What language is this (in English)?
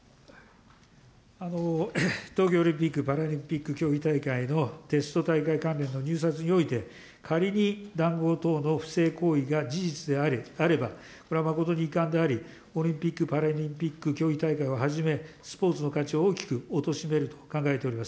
Japanese